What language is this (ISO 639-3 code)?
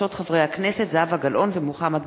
heb